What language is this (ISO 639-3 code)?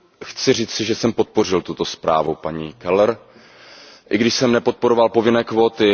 ces